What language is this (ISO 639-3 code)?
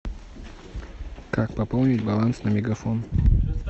rus